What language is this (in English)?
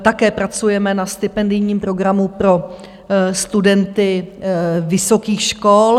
Czech